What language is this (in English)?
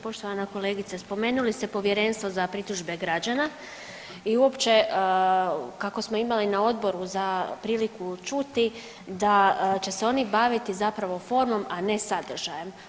Croatian